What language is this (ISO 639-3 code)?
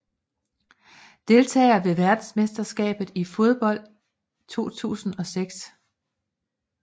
dan